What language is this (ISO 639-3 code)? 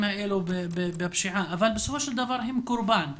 heb